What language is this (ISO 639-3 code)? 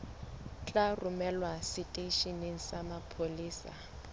sot